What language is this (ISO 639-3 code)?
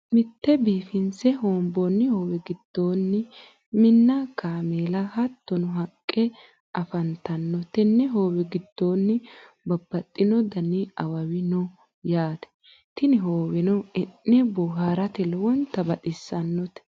sid